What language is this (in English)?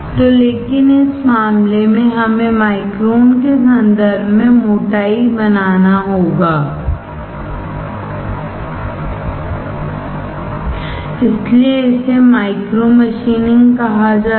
Hindi